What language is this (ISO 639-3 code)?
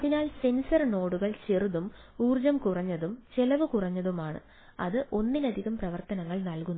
mal